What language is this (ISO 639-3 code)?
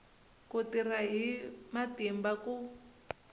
tso